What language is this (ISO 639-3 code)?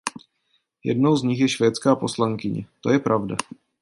ces